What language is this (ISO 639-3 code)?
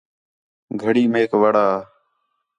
xhe